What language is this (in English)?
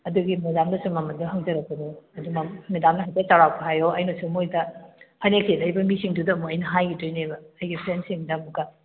Manipuri